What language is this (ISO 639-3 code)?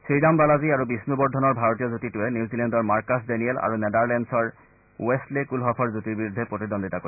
asm